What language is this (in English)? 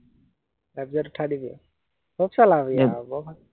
Assamese